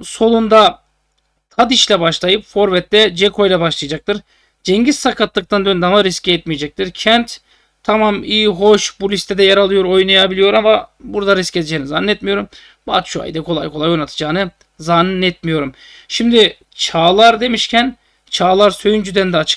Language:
Turkish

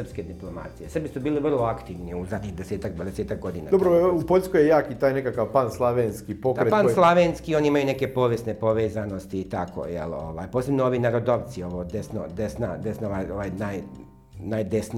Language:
Croatian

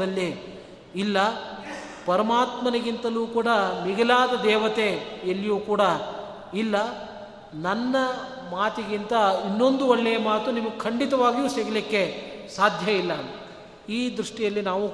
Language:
Kannada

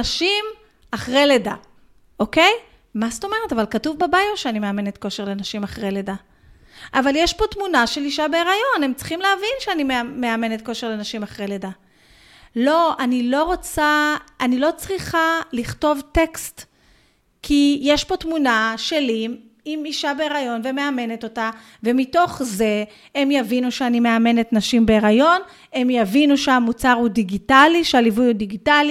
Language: Hebrew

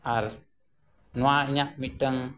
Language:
Santali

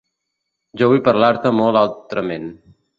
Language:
Catalan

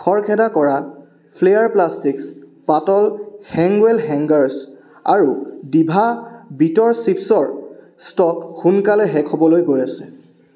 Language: Assamese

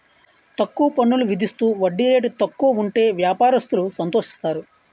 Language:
Telugu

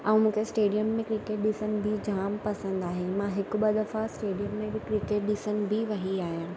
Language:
Sindhi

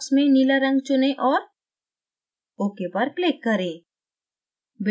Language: Hindi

